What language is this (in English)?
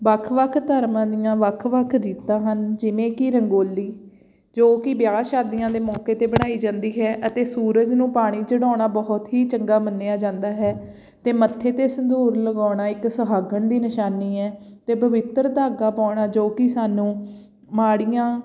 Punjabi